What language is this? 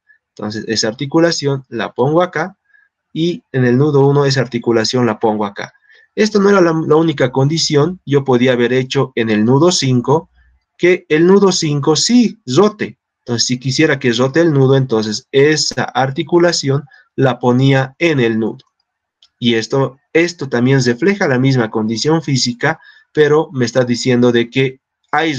Spanish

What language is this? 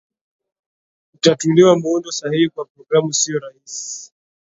Swahili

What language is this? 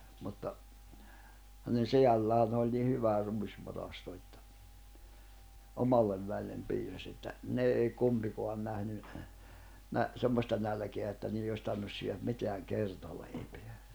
Finnish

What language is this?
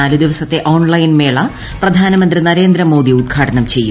Malayalam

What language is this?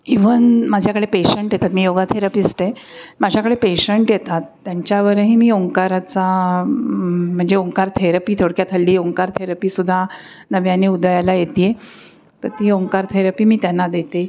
Marathi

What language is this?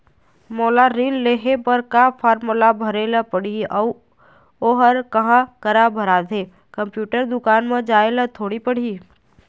Chhattisgarhi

